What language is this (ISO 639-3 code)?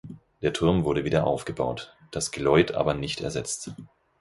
deu